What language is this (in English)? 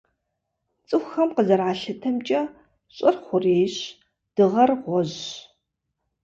Kabardian